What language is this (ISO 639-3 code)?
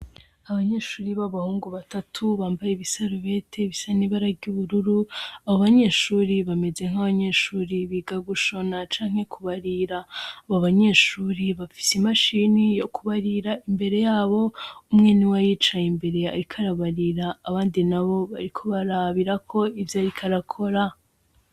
run